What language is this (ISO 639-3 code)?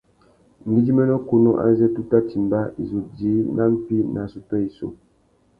bag